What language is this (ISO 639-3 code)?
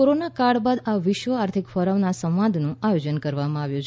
guj